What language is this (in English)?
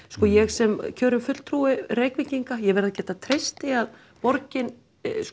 Icelandic